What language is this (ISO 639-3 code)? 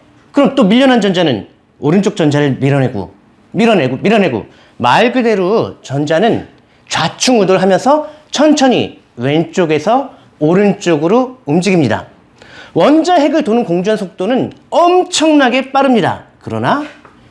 kor